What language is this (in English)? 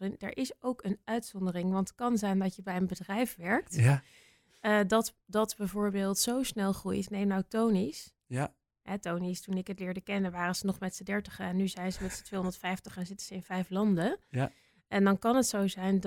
Dutch